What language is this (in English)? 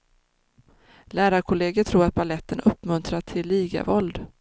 Swedish